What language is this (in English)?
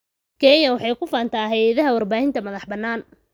Somali